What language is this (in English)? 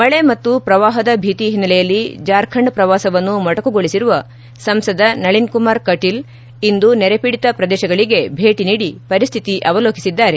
Kannada